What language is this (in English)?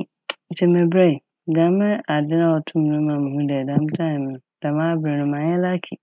Akan